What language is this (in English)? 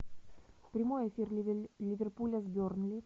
Russian